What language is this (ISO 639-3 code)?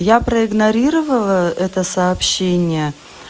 rus